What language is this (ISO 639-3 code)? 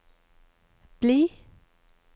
nor